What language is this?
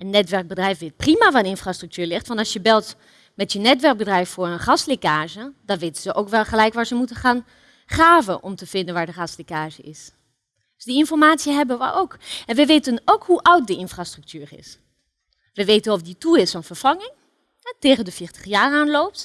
Dutch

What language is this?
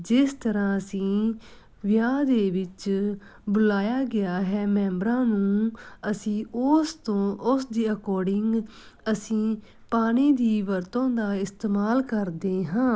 Punjabi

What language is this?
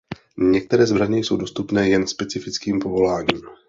Czech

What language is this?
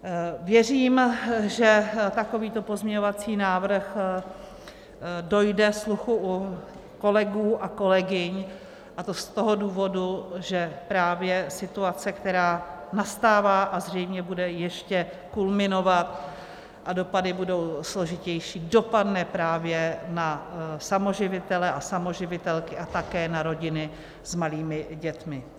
Czech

